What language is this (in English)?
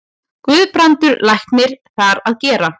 Icelandic